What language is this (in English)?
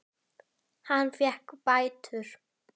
Icelandic